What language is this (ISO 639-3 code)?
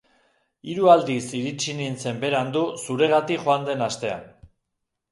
eus